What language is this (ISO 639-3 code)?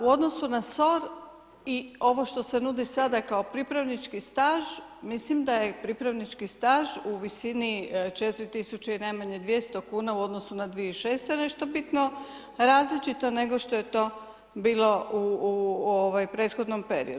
hrv